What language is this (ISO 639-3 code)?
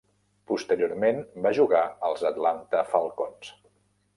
cat